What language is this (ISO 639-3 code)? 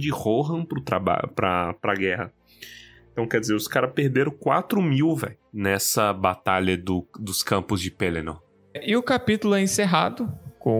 por